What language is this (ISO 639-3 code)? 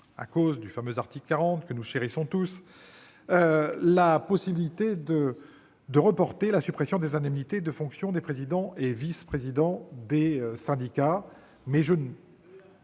fra